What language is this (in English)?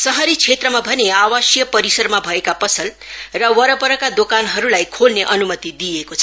Nepali